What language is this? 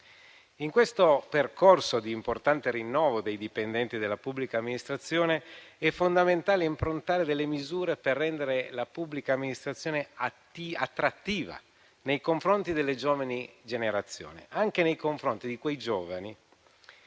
Italian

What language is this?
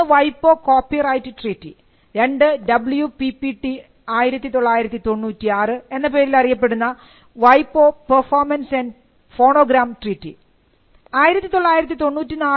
Malayalam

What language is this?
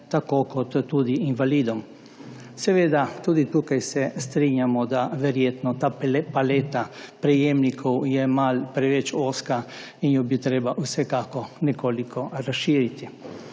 Slovenian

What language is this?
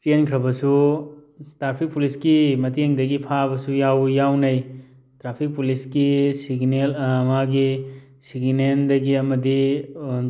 Manipuri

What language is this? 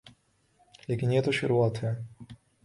Urdu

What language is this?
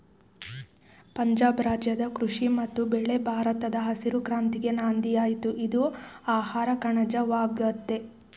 Kannada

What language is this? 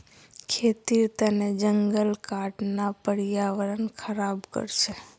Magahi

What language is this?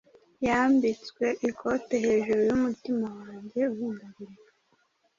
Kinyarwanda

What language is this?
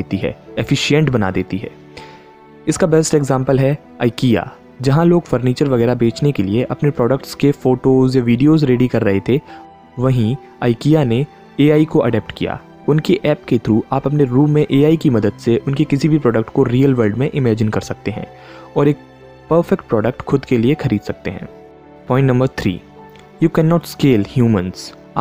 Hindi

